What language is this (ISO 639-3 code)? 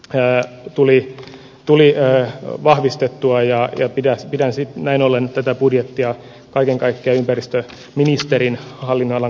fin